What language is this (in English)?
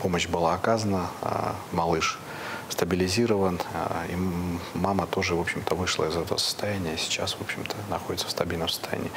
Russian